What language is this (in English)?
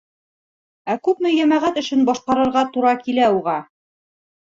Bashkir